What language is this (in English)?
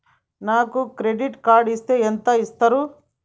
Telugu